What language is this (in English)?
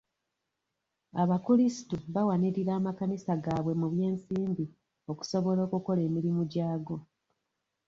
Ganda